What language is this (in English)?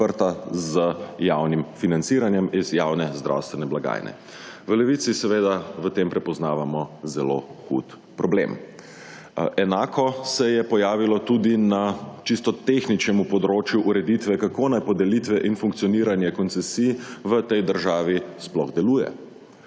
Slovenian